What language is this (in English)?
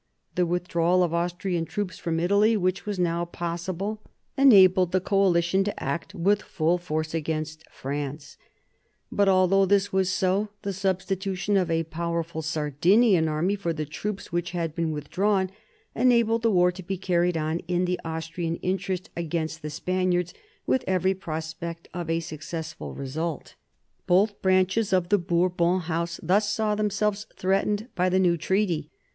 English